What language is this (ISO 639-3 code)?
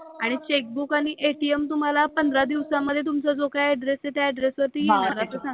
mar